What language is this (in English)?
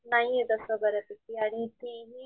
Marathi